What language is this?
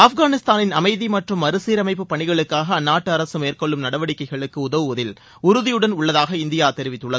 Tamil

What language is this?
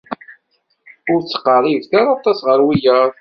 Kabyle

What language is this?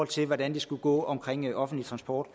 Danish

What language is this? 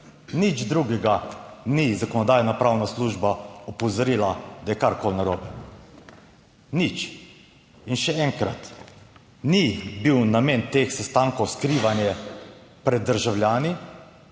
Slovenian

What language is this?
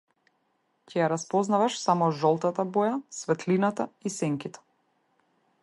Macedonian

